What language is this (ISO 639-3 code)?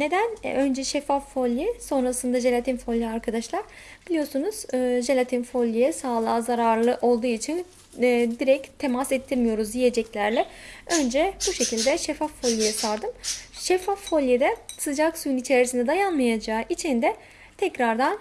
tur